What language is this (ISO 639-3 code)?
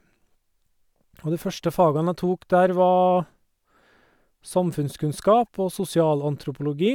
nor